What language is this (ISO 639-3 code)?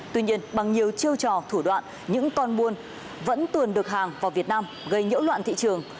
vie